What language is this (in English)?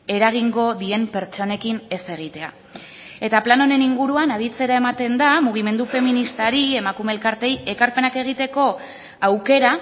Basque